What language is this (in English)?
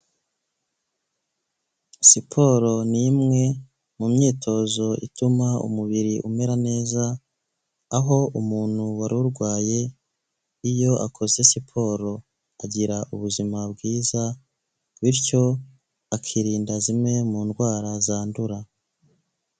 Kinyarwanda